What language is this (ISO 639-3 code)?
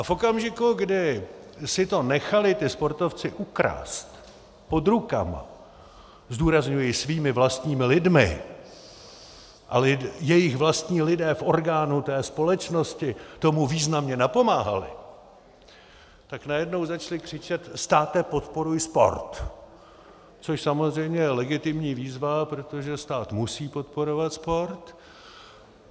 ces